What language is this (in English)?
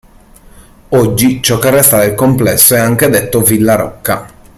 Italian